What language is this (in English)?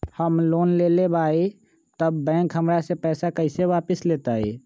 Magahi